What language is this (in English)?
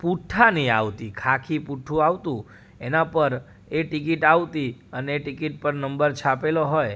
Gujarati